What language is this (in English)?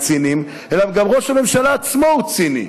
Hebrew